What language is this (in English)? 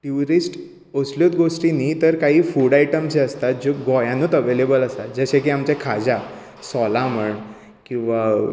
Konkani